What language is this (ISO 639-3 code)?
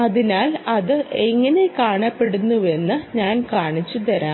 mal